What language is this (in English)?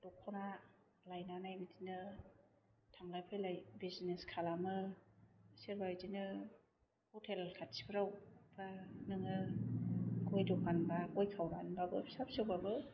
Bodo